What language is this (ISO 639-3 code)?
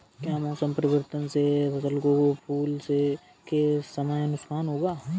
hin